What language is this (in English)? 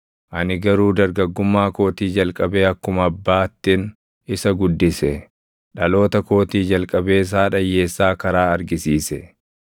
Oromo